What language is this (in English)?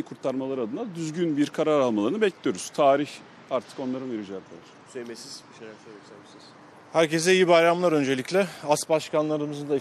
Turkish